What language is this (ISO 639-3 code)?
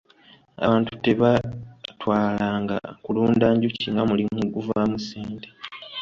lug